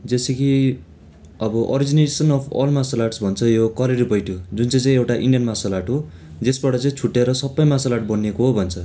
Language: Nepali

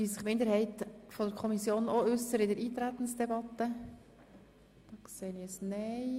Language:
Swiss German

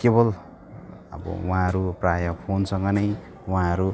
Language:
Nepali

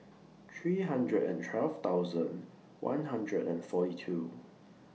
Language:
English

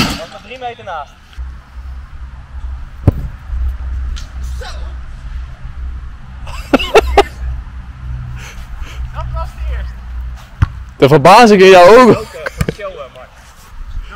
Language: Dutch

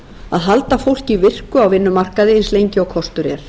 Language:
Icelandic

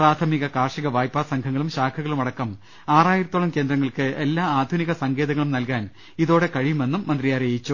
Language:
Malayalam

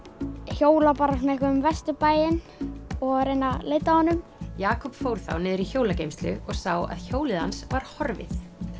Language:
Icelandic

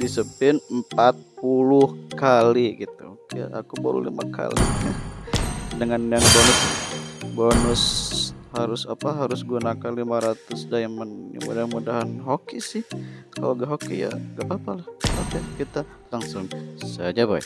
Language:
Indonesian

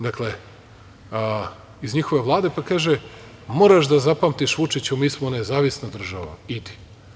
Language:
Serbian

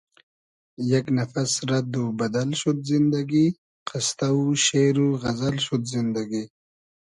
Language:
Hazaragi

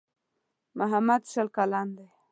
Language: Pashto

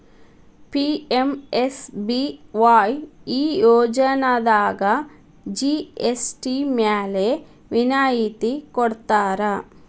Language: Kannada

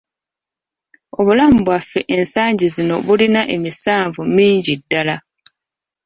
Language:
Ganda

